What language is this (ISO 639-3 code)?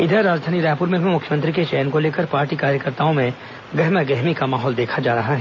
hin